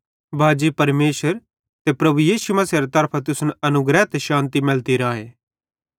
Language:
Bhadrawahi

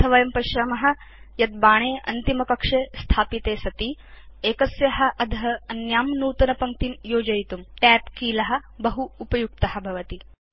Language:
Sanskrit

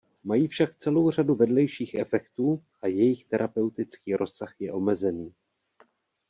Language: Czech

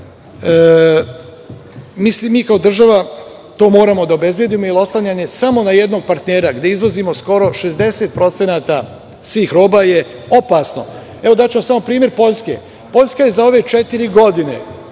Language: Serbian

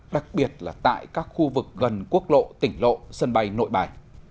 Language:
Vietnamese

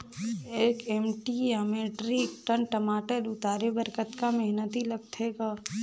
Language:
Chhattisgarhi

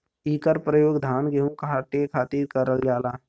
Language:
Bhojpuri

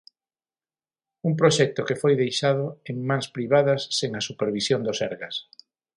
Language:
Galician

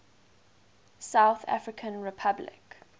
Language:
English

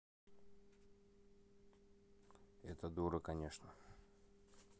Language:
Russian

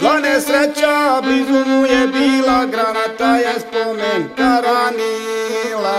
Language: Romanian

